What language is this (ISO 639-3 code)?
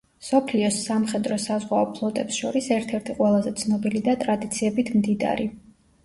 kat